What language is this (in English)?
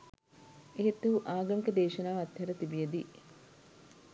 Sinhala